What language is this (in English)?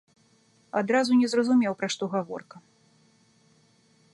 Belarusian